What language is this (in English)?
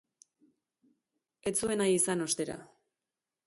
Basque